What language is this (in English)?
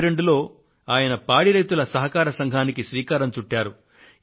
Telugu